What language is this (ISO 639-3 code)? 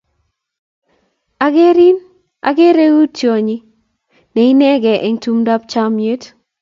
kln